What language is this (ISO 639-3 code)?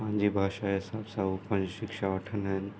snd